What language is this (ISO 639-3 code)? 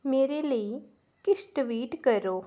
doi